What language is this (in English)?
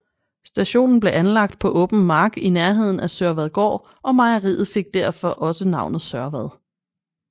Danish